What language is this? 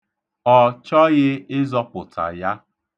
Igbo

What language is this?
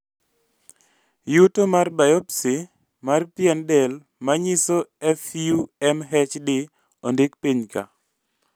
Luo (Kenya and Tanzania)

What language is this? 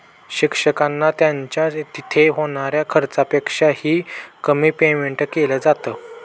Marathi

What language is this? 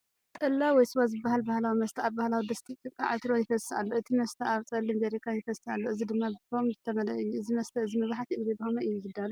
Tigrinya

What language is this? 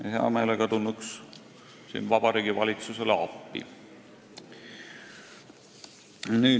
Estonian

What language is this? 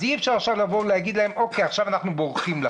Hebrew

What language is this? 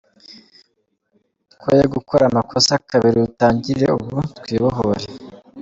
Kinyarwanda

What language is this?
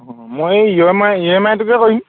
Assamese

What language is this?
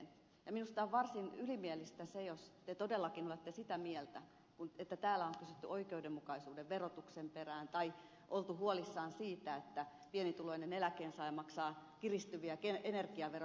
Finnish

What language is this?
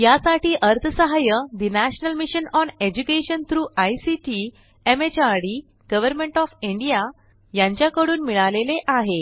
Marathi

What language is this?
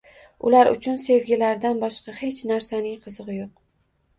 Uzbek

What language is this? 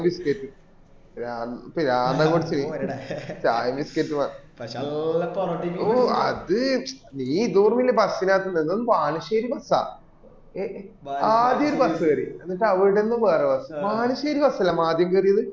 Malayalam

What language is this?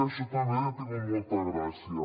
Catalan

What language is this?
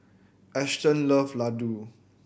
English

